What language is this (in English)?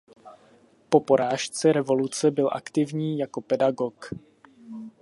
Czech